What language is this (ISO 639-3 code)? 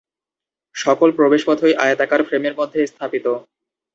ben